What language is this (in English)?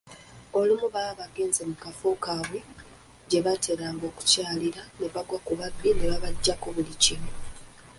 Ganda